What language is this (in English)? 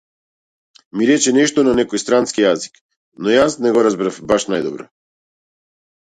Macedonian